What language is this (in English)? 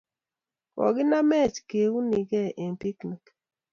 Kalenjin